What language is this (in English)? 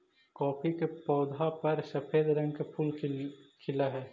Magahi